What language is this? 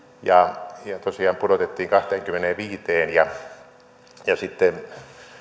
Finnish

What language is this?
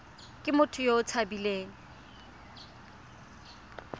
Tswana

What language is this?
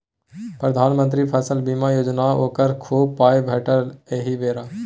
Maithili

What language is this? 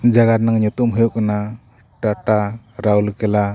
Santali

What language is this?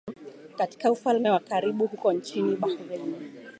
Swahili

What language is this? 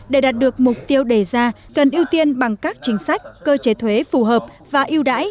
Vietnamese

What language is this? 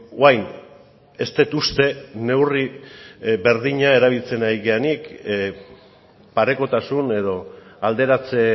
Basque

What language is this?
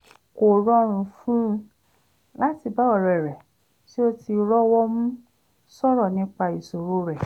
Yoruba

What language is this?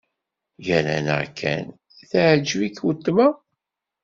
Kabyle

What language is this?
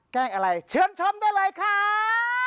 Thai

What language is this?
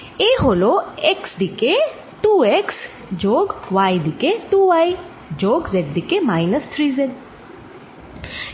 Bangla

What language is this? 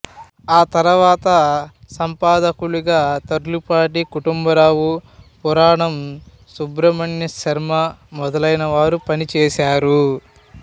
Telugu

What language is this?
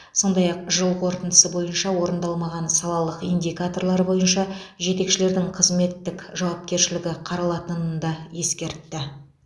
Kazakh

